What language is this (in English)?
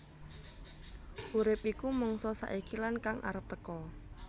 Javanese